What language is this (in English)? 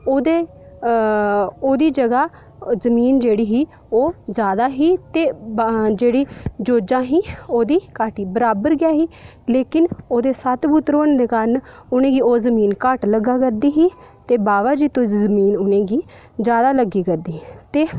Dogri